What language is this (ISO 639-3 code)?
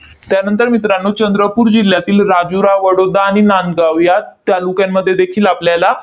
mar